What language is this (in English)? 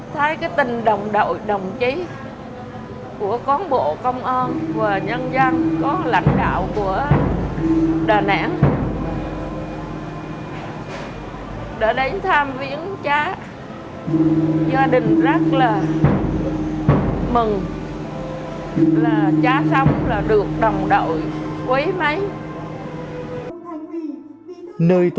Vietnamese